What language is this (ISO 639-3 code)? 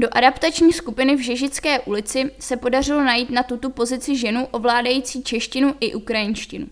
ces